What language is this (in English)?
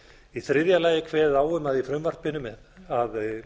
Icelandic